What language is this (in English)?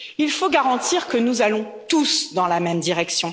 French